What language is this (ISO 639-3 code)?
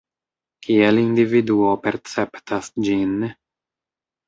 epo